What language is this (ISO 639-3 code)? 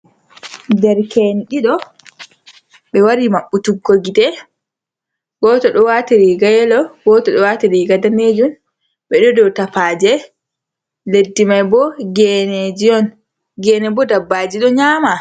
ful